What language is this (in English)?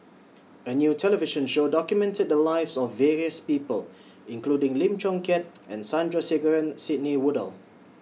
English